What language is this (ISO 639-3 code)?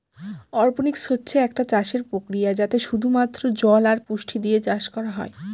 ben